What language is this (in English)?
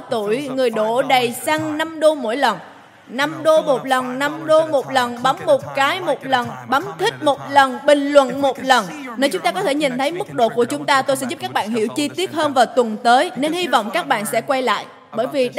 Vietnamese